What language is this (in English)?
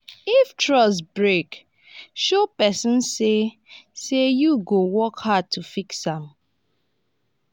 Nigerian Pidgin